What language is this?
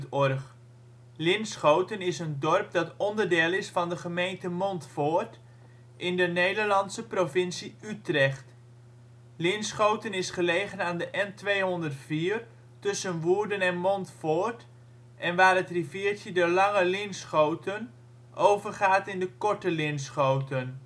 Dutch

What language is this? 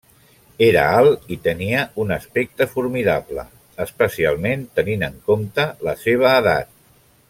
Catalan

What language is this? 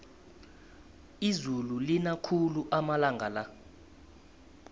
South Ndebele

